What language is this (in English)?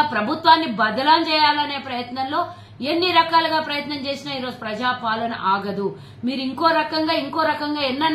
Telugu